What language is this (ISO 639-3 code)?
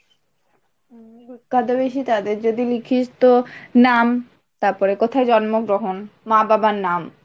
ben